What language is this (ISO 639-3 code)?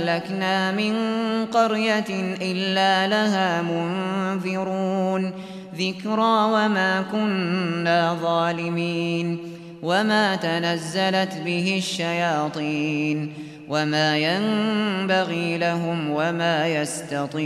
ara